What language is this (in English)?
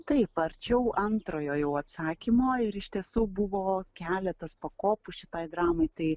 Lithuanian